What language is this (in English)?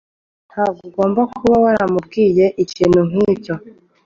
Kinyarwanda